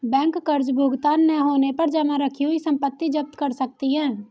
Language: Hindi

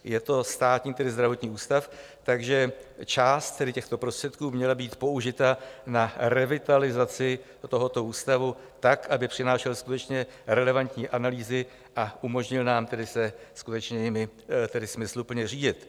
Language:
Czech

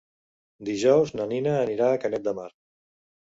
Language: Catalan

